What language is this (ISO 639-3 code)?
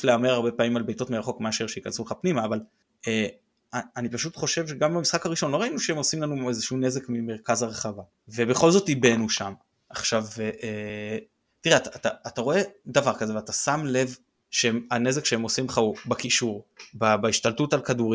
heb